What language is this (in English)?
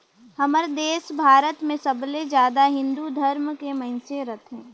Chhattisgarhi